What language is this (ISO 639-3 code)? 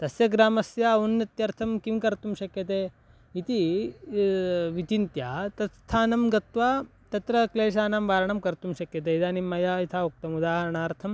san